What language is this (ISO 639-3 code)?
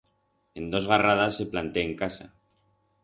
arg